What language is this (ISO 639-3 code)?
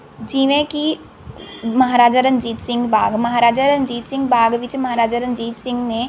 pan